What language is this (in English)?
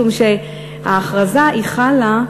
Hebrew